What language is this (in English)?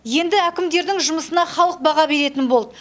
Kazakh